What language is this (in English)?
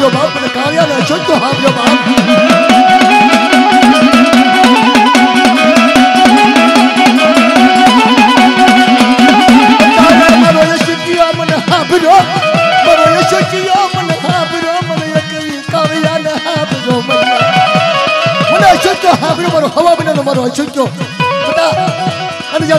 Gujarati